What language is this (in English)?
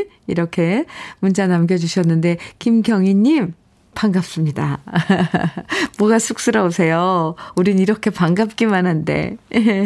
Korean